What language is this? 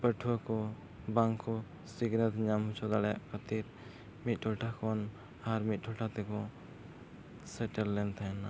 Santali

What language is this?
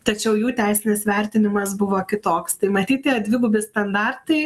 Lithuanian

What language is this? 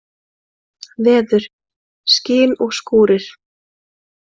Icelandic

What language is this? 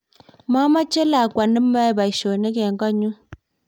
Kalenjin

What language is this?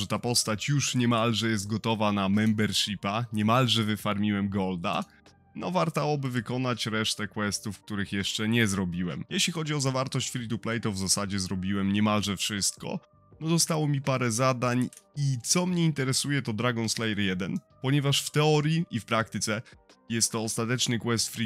Polish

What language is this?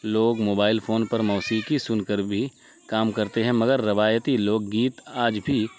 Urdu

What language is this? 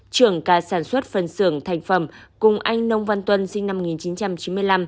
Vietnamese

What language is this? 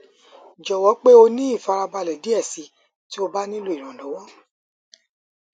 Yoruba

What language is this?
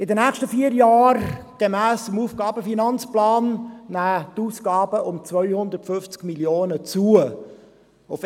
Swiss German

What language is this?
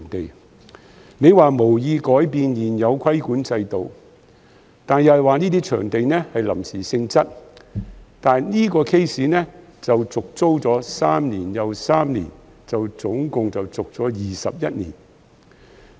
Cantonese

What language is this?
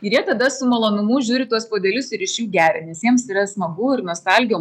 Lithuanian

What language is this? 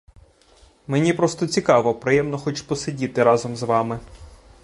Ukrainian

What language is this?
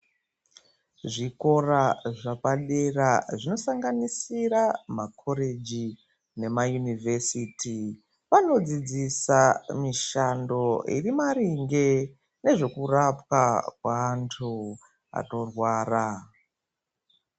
Ndau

